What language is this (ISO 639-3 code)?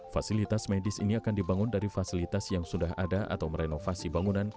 ind